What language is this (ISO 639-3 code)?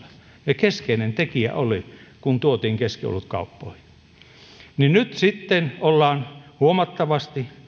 fin